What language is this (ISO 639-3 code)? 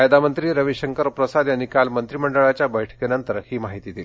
mar